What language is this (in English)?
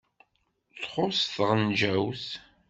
Kabyle